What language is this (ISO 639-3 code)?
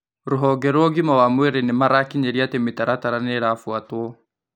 kik